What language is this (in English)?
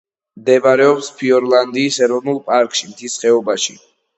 Georgian